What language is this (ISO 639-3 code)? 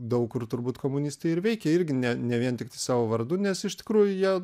lit